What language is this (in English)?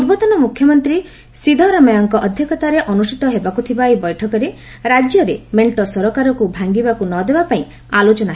Odia